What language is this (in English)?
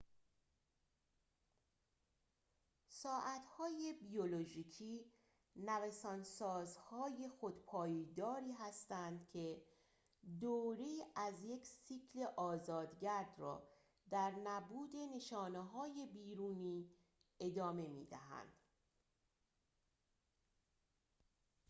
Persian